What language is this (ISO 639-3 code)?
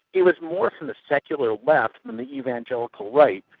eng